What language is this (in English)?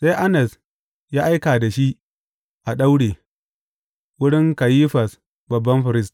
Hausa